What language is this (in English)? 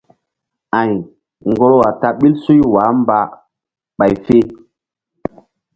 Mbum